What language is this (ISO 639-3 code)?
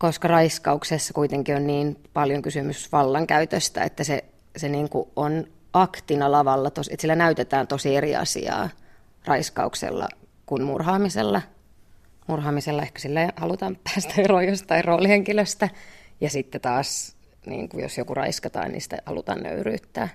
fin